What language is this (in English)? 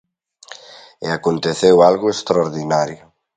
Galician